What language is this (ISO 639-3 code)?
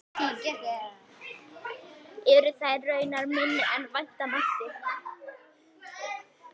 isl